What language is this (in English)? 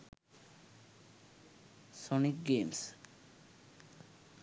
Sinhala